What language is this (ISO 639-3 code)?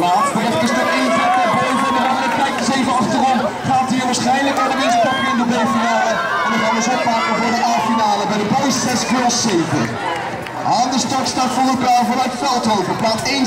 nld